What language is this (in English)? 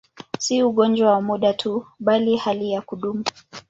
Swahili